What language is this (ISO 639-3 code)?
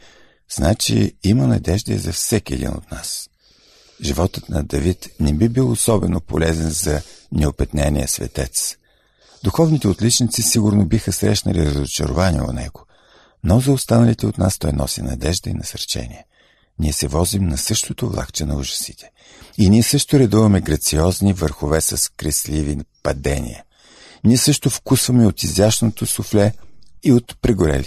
bul